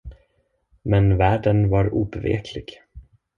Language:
Swedish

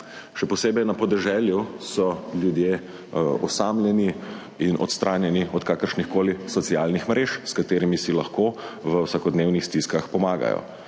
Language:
Slovenian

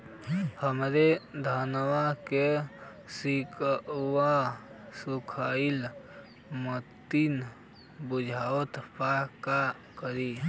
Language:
Bhojpuri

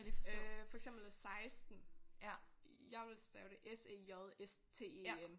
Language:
Danish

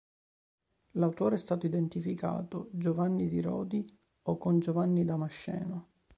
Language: Italian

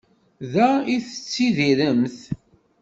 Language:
Kabyle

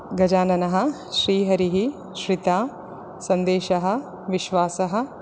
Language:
Sanskrit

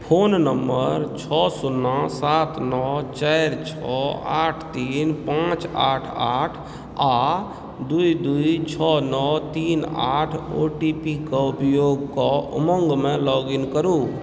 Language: Maithili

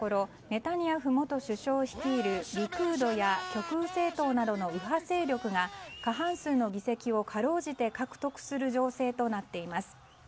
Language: Japanese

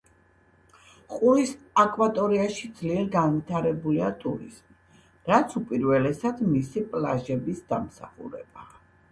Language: Georgian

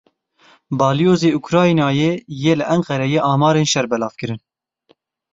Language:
Kurdish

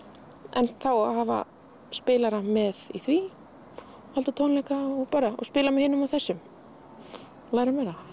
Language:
Icelandic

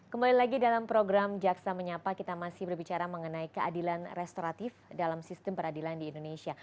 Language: Indonesian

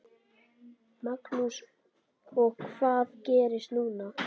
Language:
Icelandic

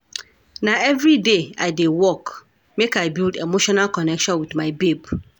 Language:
Nigerian Pidgin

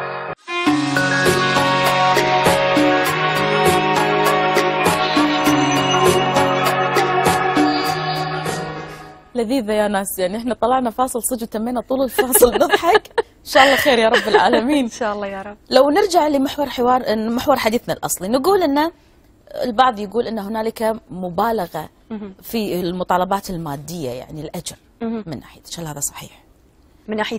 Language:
Arabic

